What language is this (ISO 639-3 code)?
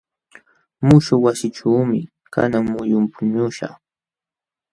qxw